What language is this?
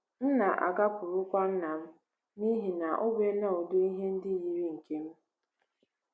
Igbo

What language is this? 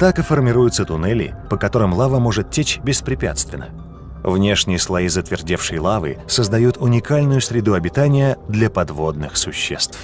Russian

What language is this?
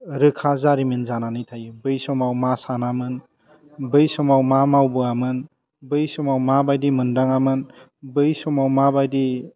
Bodo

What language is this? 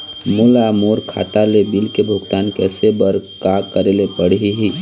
Chhattisgarhi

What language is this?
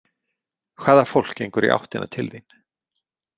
Icelandic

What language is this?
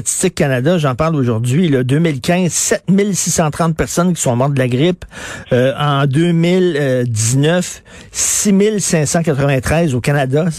French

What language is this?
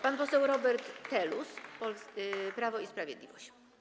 Polish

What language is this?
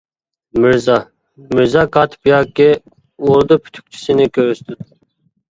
Uyghur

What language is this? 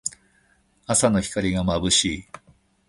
Japanese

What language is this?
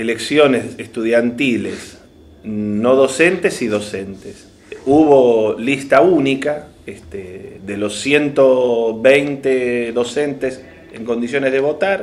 Spanish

